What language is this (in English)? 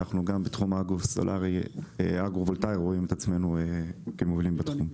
Hebrew